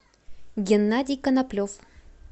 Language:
Russian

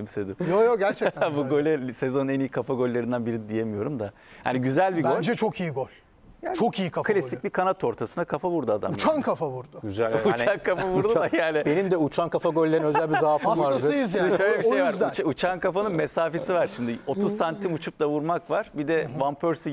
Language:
Turkish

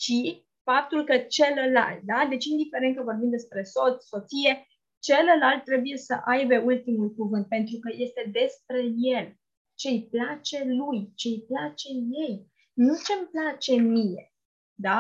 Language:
Romanian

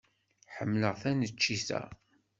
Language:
Kabyle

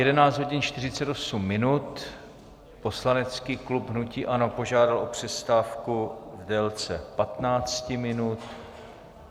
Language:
Czech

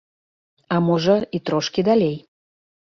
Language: Belarusian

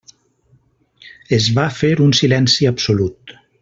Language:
Catalan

